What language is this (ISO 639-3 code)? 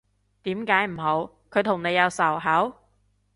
yue